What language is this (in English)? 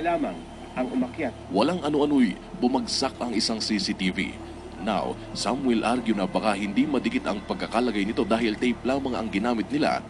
Filipino